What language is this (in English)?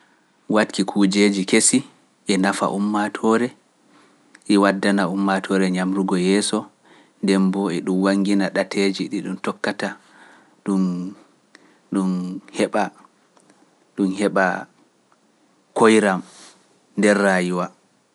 Pular